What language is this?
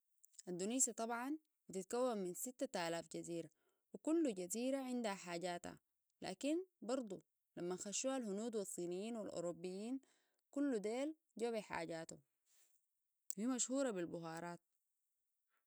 Sudanese Arabic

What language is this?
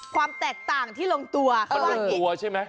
Thai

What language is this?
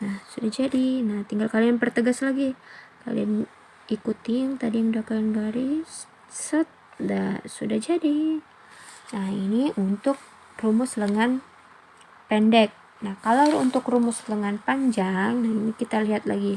Indonesian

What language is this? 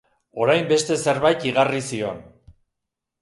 Basque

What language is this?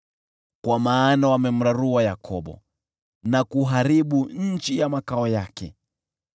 Swahili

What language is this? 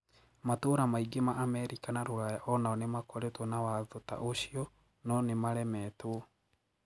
Kikuyu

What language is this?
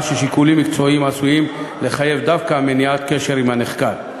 Hebrew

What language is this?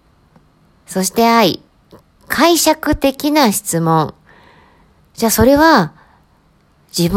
Japanese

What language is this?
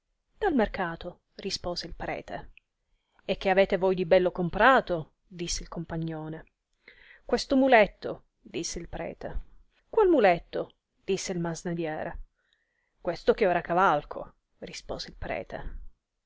Italian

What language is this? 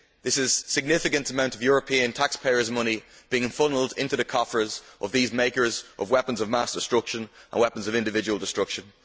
English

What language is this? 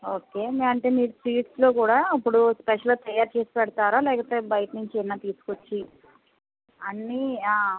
Telugu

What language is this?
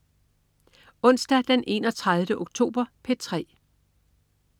Danish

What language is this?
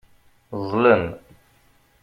Kabyle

